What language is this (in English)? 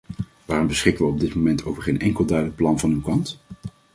Dutch